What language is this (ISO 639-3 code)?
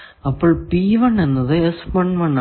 mal